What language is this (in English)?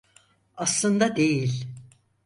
Turkish